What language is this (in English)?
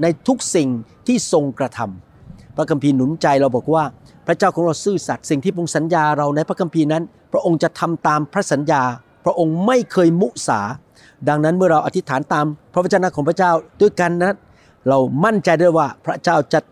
Thai